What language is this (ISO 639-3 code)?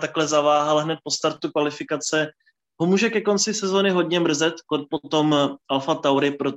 ces